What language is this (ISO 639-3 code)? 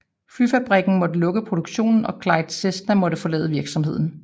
dan